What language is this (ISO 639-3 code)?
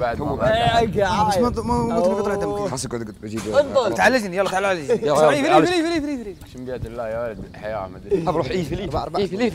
ara